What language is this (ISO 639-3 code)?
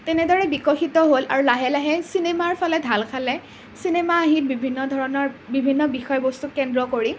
asm